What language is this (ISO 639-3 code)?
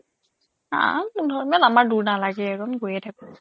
asm